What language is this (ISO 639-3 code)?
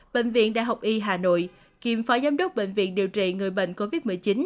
vie